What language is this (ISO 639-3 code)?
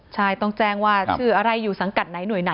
tha